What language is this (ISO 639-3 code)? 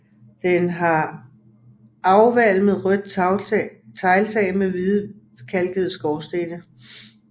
dan